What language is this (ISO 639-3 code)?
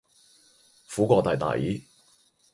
yue